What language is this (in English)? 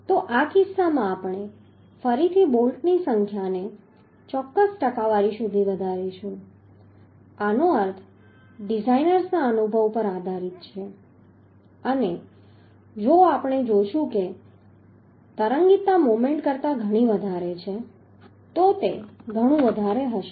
Gujarati